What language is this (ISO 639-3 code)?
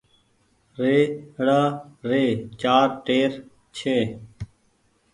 gig